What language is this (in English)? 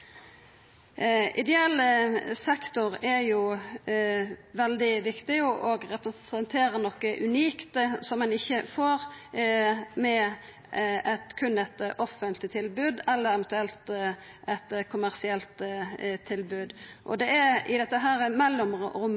Norwegian Nynorsk